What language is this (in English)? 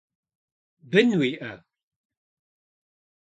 Kabardian